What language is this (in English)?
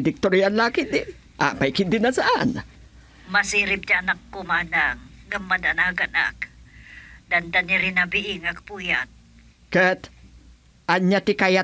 Filipino